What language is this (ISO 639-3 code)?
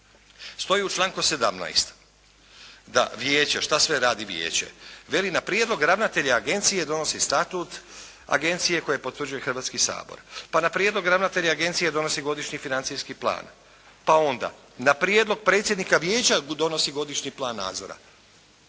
hrv